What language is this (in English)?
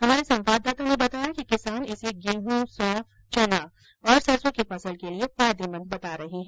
Hindi